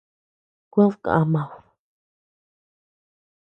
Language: Tepeuxila Cuicatec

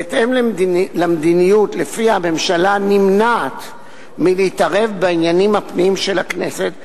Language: Hebrew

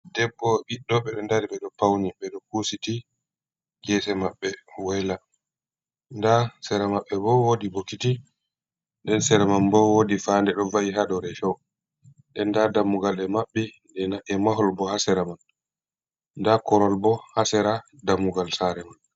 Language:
Fula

